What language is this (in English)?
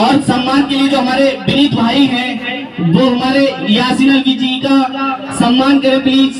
Hindi